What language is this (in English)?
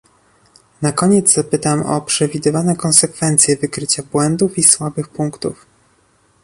Polish